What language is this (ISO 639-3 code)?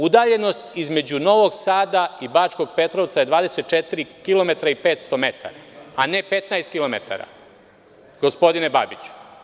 srp